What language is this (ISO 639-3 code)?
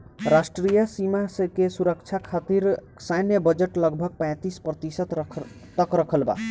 bho